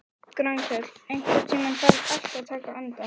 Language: Icelandic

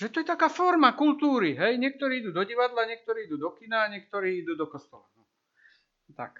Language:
Slovak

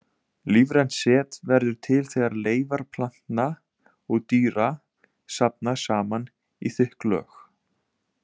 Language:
Icelandic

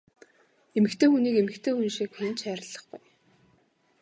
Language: Mongolian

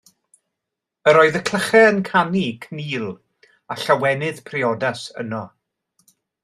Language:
Welsh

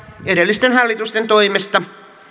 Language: Finnish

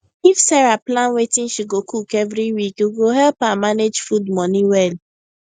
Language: Nigerian Pidgin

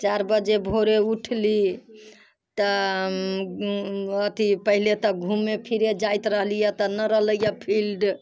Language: Maithili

